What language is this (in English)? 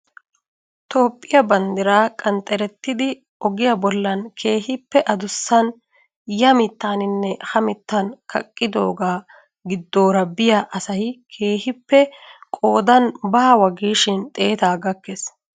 Wolaytta